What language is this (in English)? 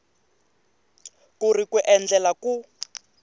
Tsonga